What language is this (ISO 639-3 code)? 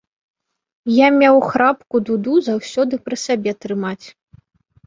bel